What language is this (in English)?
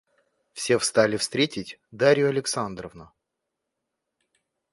Russian